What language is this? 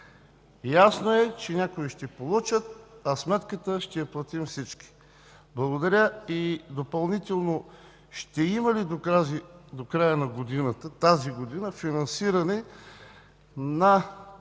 Bulgarian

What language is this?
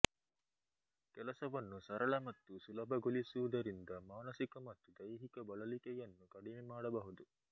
Kannada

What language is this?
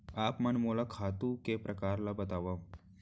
Chhattisgarhi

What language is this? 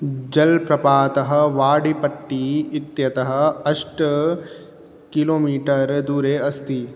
Sanskrit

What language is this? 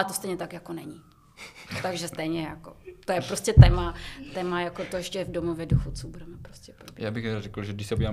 Czech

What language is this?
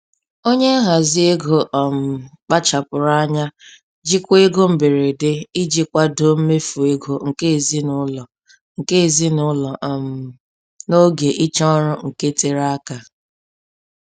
Igbo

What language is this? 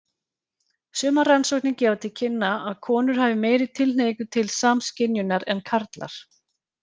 Icelandic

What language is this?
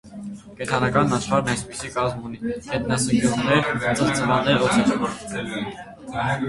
Armenian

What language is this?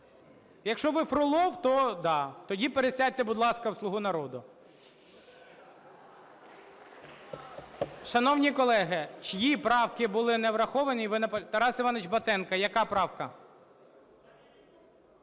Ukrainian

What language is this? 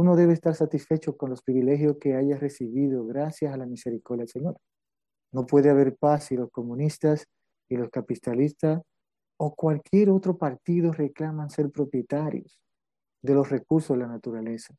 Spanish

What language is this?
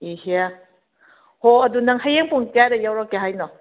Manipuri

